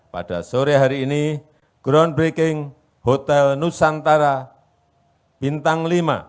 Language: Indonesian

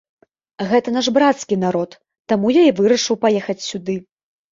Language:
Belarusian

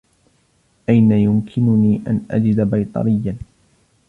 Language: Arabic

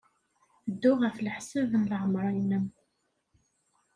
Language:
Kabyle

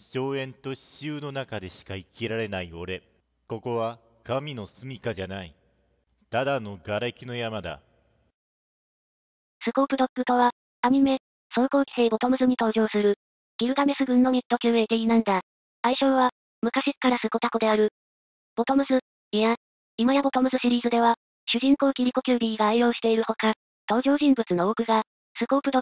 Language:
Japanese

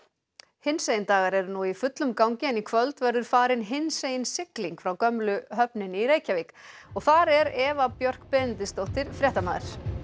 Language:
Icelandic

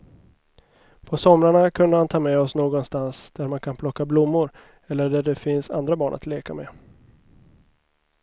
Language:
Swedish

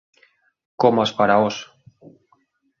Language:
Galician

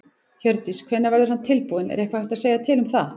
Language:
Icelandic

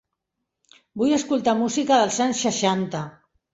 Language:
Catalan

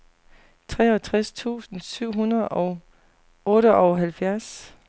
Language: Danish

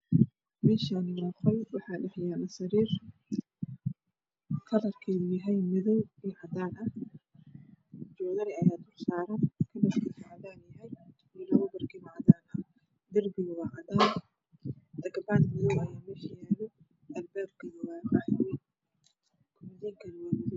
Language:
Somali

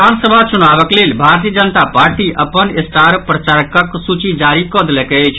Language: Maithili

